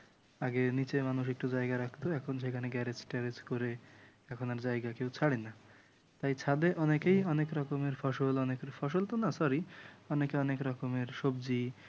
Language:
Bangla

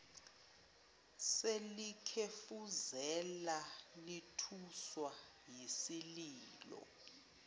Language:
Zulu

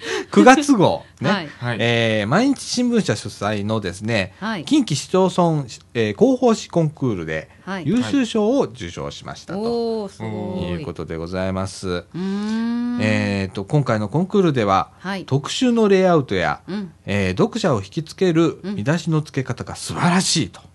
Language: Japanese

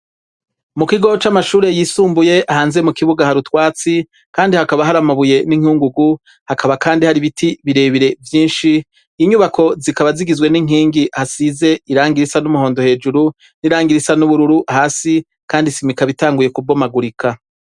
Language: Rundi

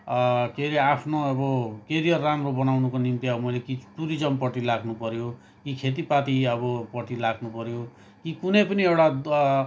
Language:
Nepali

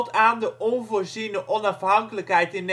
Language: Dutch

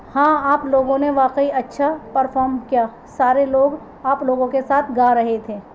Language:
Urdu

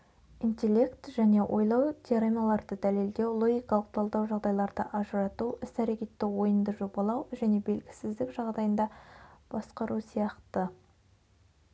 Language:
Kazakh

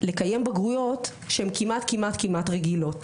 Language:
Hebrew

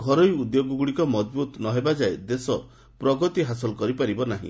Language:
Odia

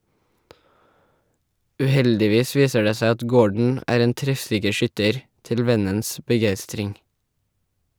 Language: Norwegian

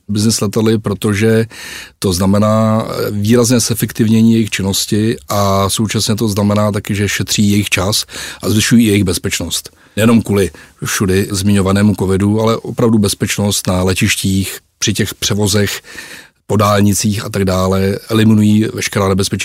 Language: Czech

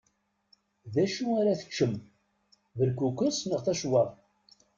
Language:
Kabyle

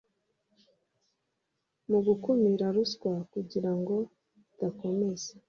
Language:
Kinyarwanda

